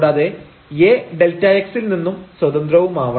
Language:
Malayalam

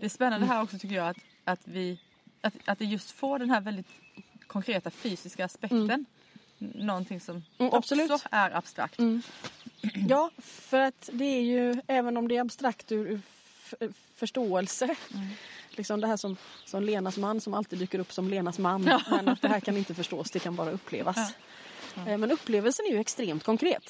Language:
Swedish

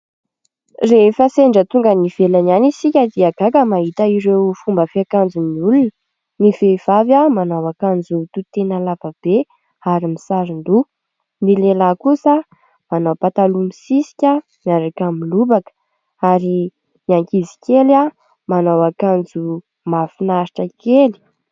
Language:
Malagasy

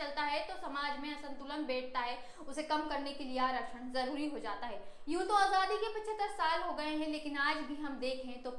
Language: Hindi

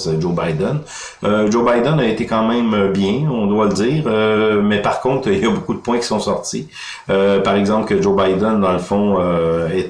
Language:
French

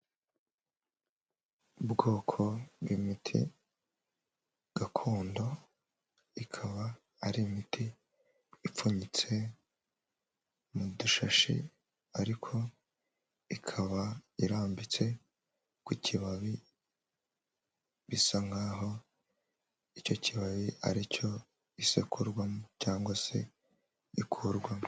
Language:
Kinyarwanda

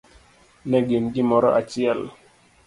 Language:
Luo (Kenya and Tanzania)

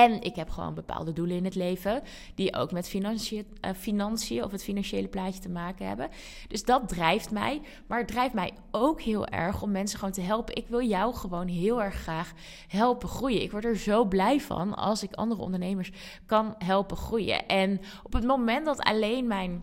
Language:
Dutch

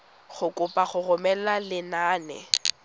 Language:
Tswana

